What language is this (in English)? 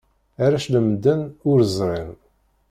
Kabyle